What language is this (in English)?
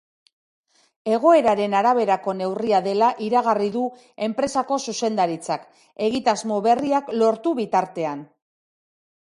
Basque